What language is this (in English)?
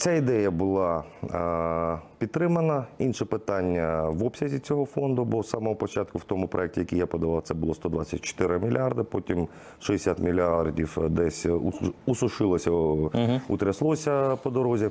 Ukrainian